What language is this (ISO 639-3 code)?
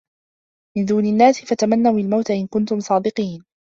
ara